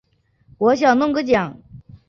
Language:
Chinese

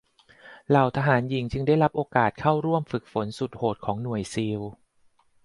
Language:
Thai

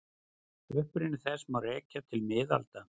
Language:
Icelandic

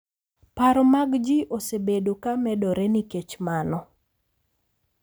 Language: Luo (Kenya and Tanzania)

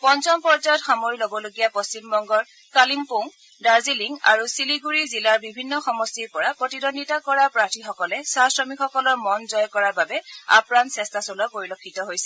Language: Assamese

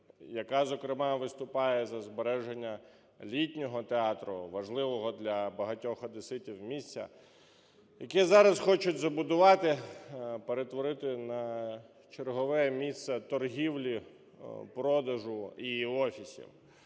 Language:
Ukrainian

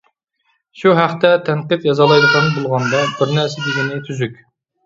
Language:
Uyghur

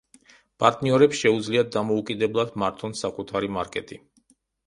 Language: Georgian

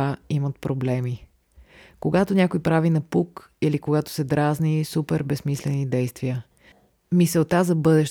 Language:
Bulgarian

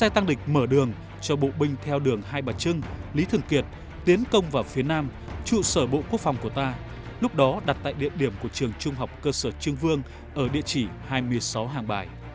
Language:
Vietnamese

